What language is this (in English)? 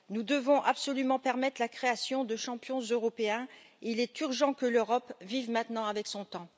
French